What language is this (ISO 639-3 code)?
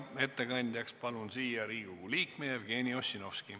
est